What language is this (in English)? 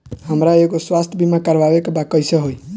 Bhojpuri